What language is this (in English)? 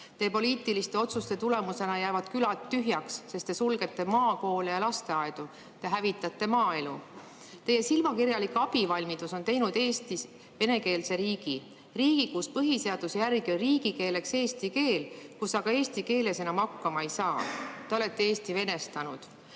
Estonian